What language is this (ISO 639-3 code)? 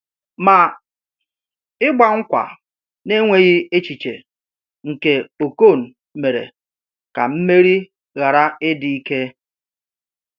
ibo